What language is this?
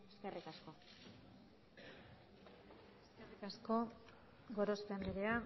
Basque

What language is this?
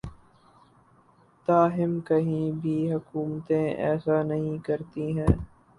Urdu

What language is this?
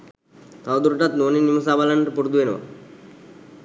Sinhala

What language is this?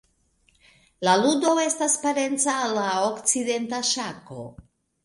Esperanto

